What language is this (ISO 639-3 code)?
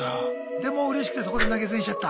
jpn